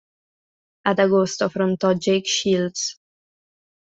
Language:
Italian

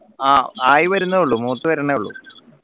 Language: Malayalam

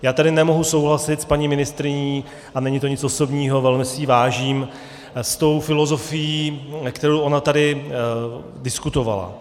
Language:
Czech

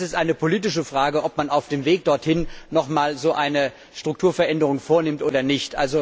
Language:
German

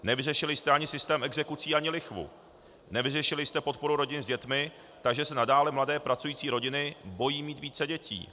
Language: Czech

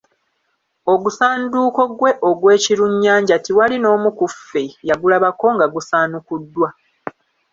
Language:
Ganda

